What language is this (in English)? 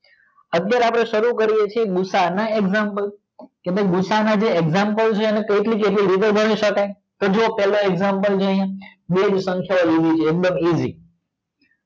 Gujarati